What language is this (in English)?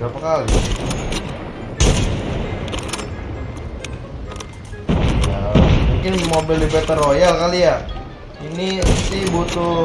Indonesian